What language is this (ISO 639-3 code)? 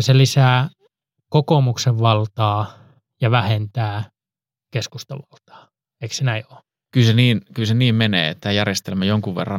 fin